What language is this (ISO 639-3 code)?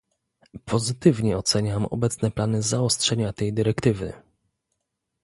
pol